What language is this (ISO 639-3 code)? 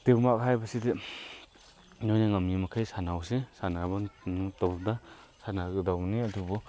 mni